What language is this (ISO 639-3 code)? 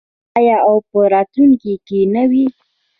pus